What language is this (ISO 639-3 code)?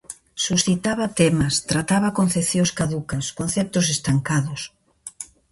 glg